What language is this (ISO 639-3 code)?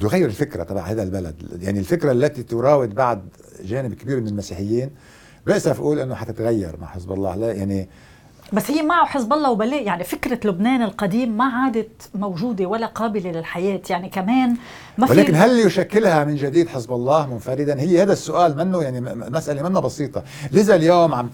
ara